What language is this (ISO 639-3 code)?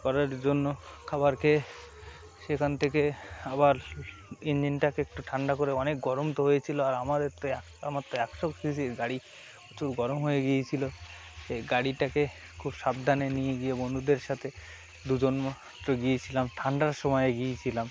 ben